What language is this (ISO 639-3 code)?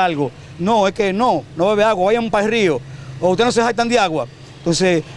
spa